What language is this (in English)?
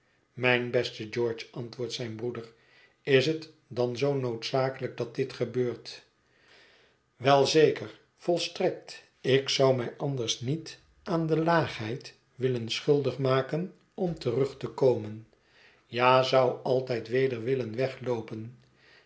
Dutch